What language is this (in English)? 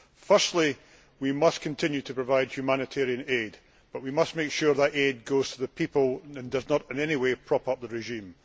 English